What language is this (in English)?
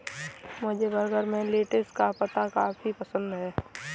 Hindi